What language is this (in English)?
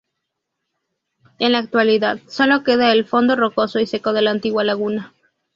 Spanish